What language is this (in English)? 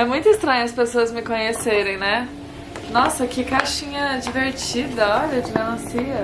Portuguese